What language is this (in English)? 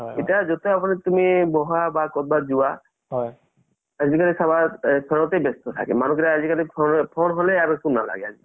Assamese